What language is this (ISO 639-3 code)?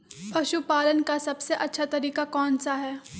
mag